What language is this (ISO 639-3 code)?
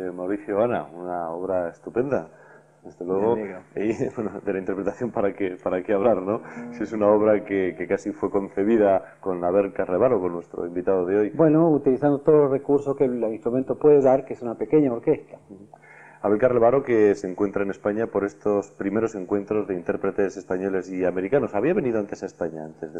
spa